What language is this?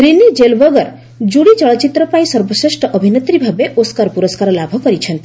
Odia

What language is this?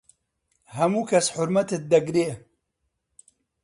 Central Kurdish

